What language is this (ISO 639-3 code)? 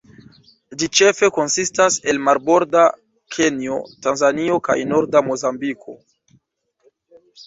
epo